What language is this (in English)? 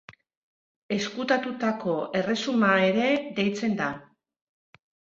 Basque